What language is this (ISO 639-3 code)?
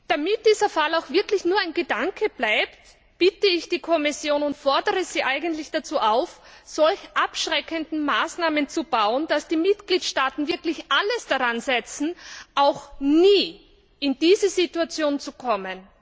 deu